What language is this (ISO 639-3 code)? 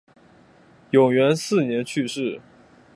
zho